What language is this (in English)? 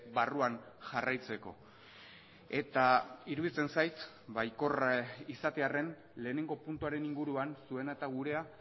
Basque